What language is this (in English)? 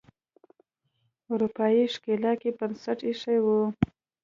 Pashto